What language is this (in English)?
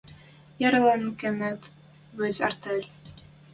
Western Mari